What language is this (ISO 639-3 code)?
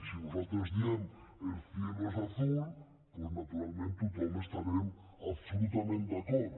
cat